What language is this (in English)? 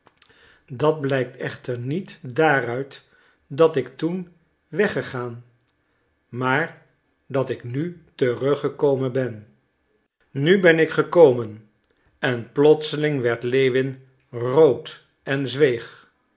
Dutch